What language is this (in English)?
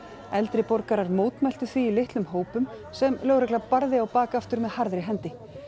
Icelandic